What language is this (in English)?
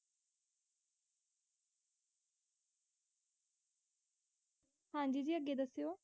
Punjabi